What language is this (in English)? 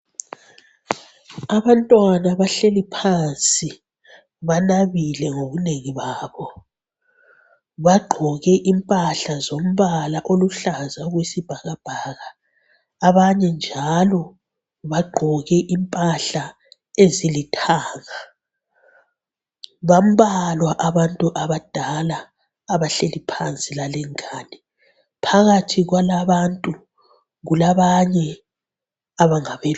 North Ndebele